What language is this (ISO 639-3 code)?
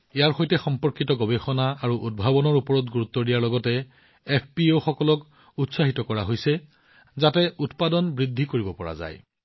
asm